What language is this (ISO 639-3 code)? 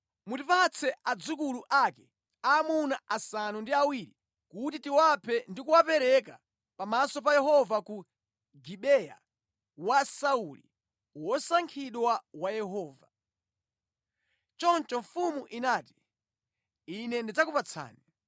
nya